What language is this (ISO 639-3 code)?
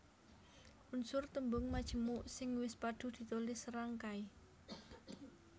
jav